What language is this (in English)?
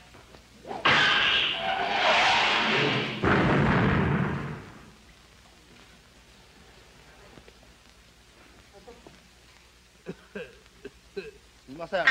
Japanese